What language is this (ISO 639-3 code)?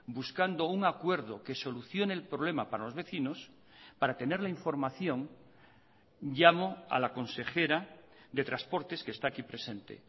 spa